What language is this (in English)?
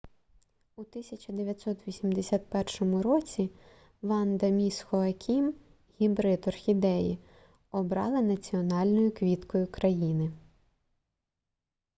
Ukrainian